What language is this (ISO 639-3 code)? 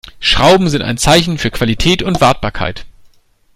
deu